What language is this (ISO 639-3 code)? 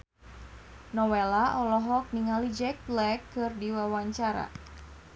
sun